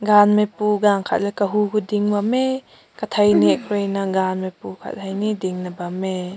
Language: Rongmei Naga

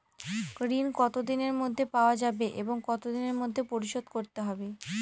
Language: Bangla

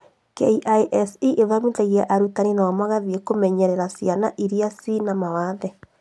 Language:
Kikuyu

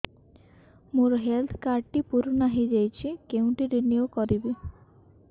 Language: Odia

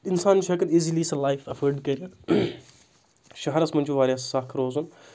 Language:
Kashmiri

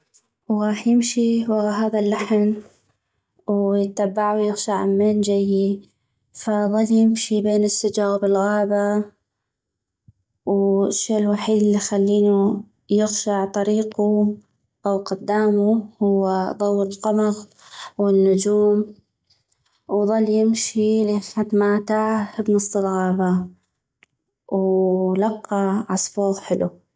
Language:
North Mesopotamian Arabic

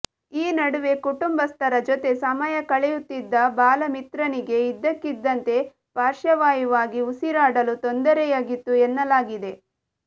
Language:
Kannada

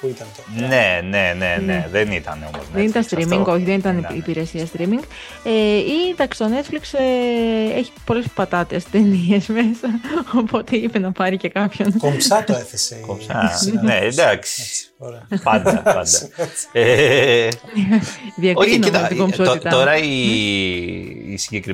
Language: Greek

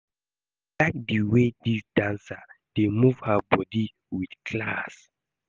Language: Nigerian Pidgin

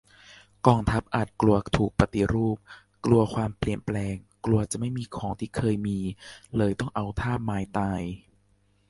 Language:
Thai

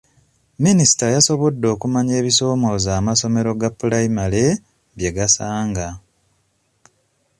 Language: Ganda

